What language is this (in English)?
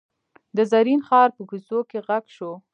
Pashto